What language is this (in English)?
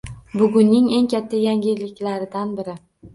Uzbek